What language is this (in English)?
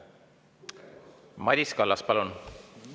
Estonian